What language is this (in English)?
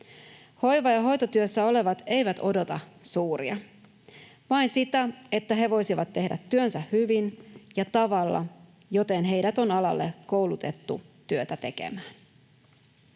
Finnish